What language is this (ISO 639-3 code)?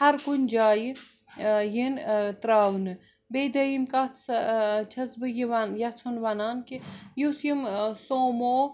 kas